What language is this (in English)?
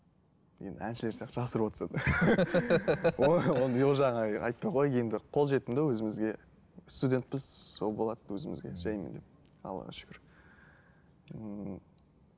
Kazakh